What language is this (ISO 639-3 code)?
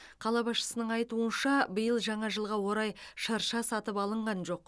kaz